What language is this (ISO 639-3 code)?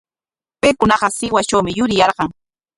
qwa